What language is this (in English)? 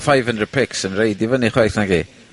Welsh